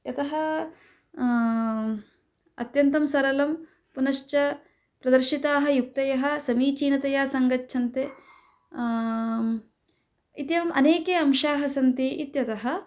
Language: Sanskrit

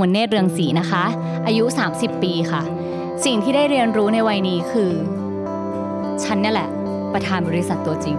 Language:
Thai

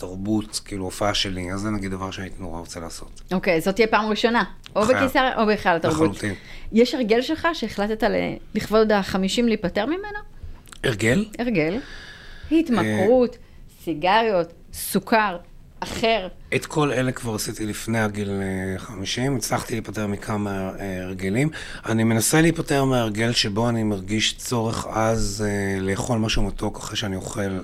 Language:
Hebrew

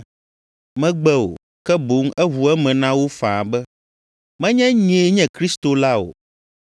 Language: Ewe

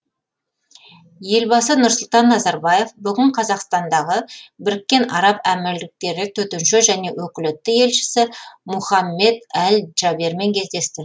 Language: Kazakh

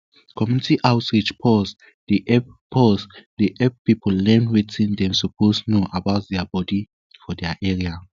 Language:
Nigerian Pidgin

